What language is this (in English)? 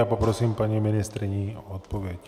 Czech